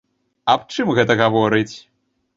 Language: Belarusian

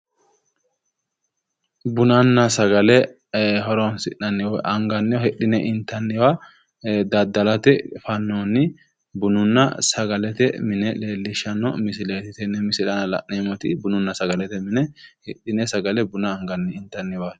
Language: Sidamo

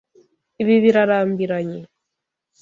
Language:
Kinyarwanda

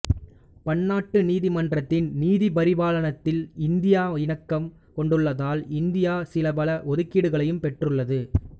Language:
Tamil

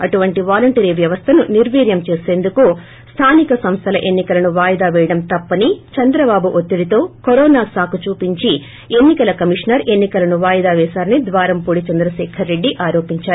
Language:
Telugu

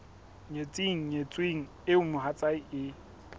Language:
Southern Sotho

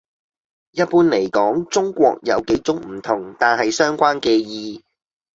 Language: Cantonese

